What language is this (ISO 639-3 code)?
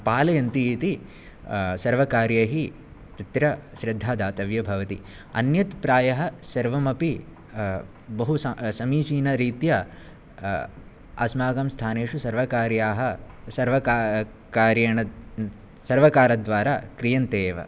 san